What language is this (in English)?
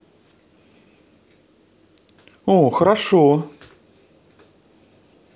Russian